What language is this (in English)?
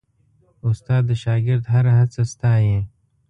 Pashto